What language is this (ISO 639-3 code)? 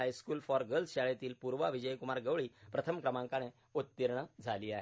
mar